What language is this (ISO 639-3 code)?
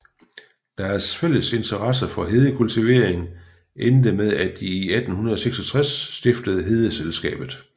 dan